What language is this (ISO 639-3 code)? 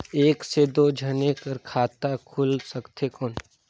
hne